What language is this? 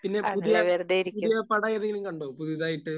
Malayalam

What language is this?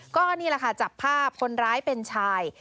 Thai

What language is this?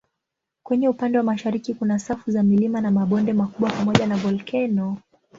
Swahili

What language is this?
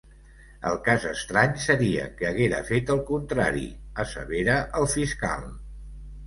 Catalan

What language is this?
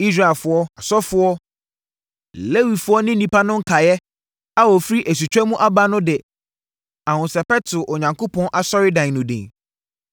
Akan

